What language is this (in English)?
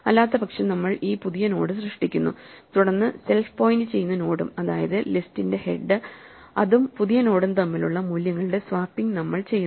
Malayalam